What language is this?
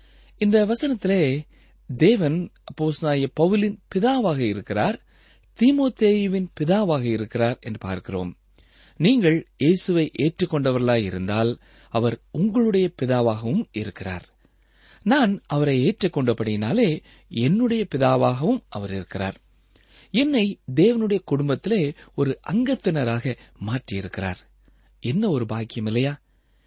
Tamil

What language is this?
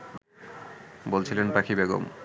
Bangla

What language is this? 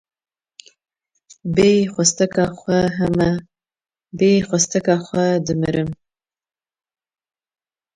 Kurdish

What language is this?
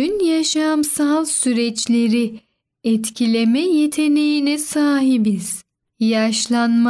Turkish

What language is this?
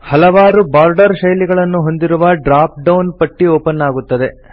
Kannada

